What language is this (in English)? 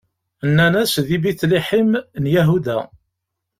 Kabyle